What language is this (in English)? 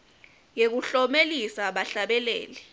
Swati